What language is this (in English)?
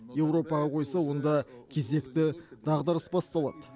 Kazakh